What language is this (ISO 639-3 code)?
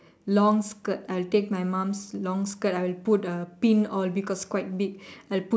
eng